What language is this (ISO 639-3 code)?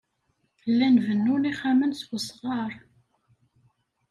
kab